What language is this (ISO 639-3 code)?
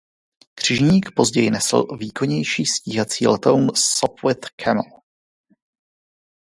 ces